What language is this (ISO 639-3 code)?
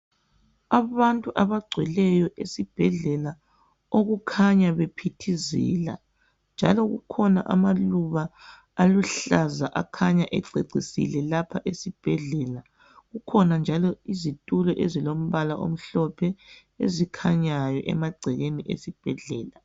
nde